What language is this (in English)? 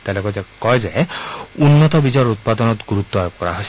Assamese